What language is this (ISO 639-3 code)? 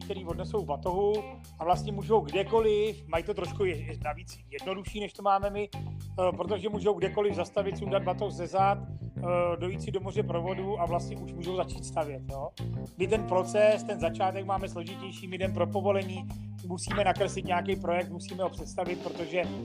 ces